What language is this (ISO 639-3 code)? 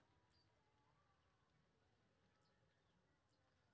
mai